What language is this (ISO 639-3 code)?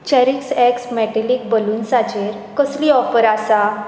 kok